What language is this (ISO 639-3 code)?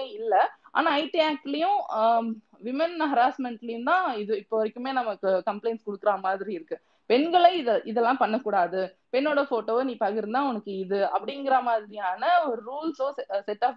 tam